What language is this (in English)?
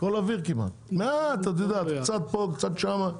Hebrew